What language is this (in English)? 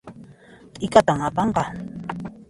Puno Quechua